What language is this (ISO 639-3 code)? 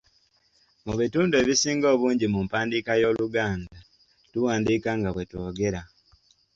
lug